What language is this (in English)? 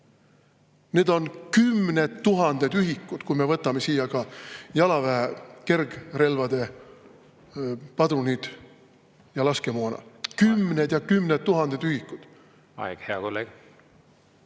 Estonian